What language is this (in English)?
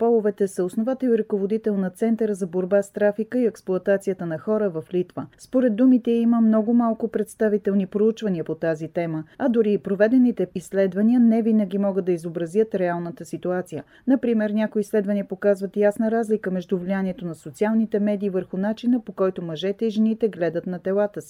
Bulgarian